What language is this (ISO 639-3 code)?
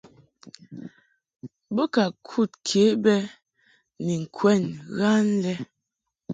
mhk